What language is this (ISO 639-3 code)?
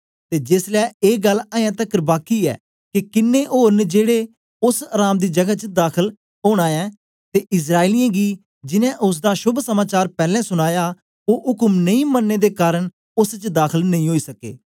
doi